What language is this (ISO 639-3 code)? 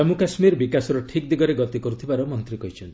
ori